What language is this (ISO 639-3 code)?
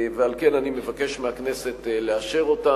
heb